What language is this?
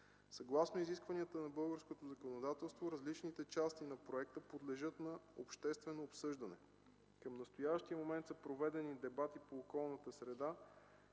Bulgarian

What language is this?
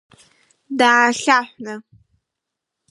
Abkhazian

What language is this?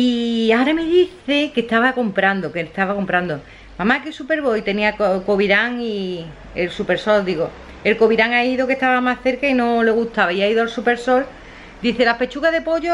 Spanish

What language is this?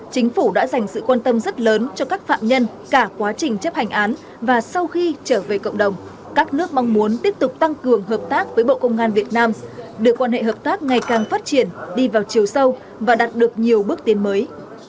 Vietnamese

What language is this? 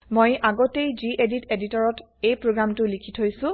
Assamese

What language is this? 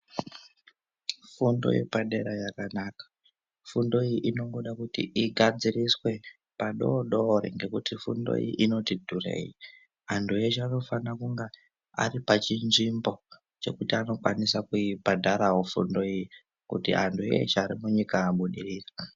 Ndau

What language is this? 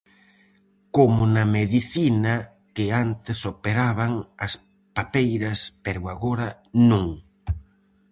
Galician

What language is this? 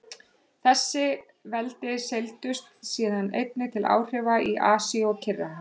Icelandic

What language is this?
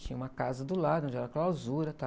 Portuguese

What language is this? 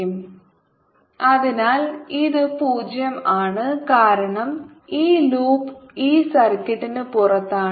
Malayalam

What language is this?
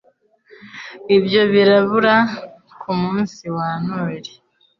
Kinyarwanda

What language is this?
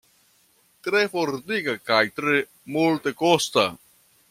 Esperanto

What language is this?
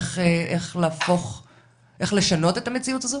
Hebrew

